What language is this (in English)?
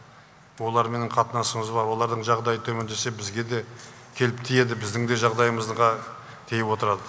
Kazakh